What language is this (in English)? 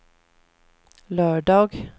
Swedish